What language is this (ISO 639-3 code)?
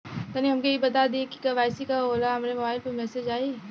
bho